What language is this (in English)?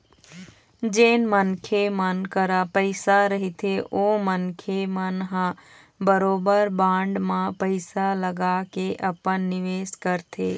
Chhattisgarhi